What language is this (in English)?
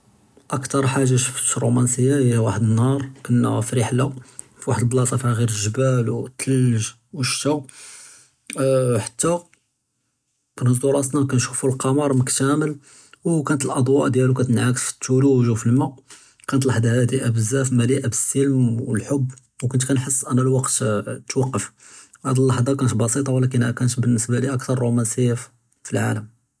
Judeo-Arabic